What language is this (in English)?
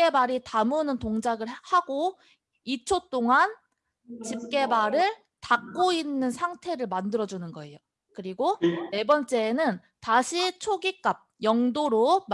Korean